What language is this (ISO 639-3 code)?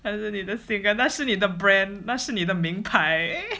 eng